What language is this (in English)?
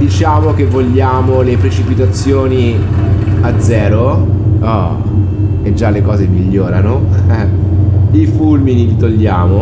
Italian